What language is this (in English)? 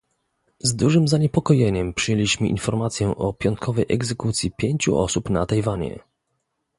Polish